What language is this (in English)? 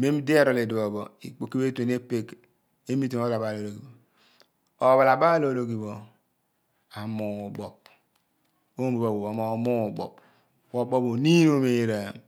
Abua